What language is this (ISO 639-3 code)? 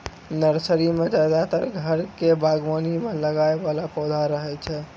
mai